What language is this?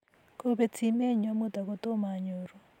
Kalenjin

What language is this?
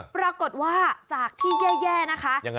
Thai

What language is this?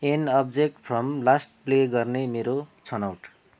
Nepali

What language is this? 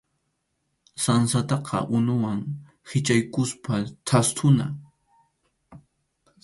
Arequipa-La Unión Quechua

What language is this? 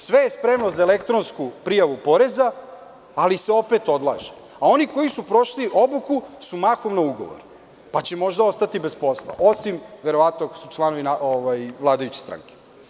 Serbian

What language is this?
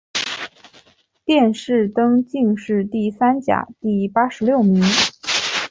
Chinese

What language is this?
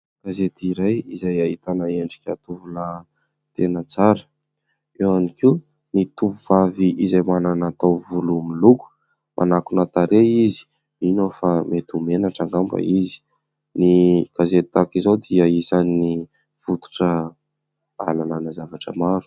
Malagasy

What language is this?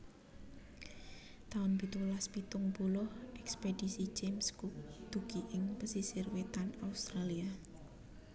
Javanese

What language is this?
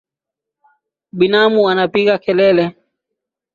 Swahili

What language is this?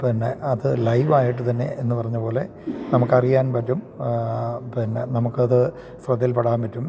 Malayalam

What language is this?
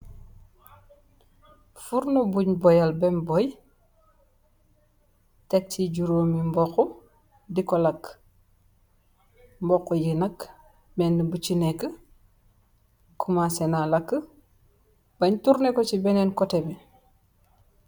Wolof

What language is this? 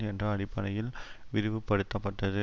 Tamil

